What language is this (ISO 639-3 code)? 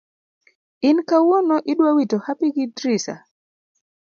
luo